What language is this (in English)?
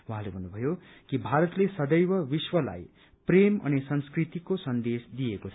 Nepali